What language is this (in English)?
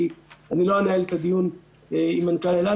Hebrew